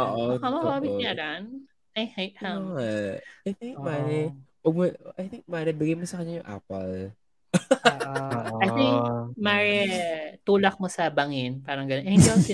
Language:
Filipino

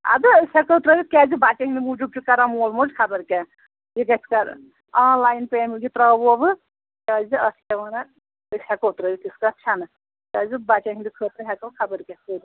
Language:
Kashmiri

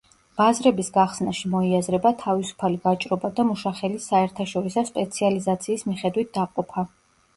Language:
Georgian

